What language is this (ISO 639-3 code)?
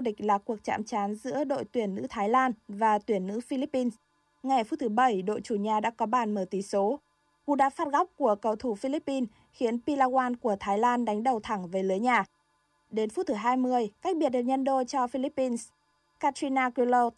vie